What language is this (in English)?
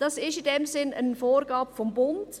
Swiss German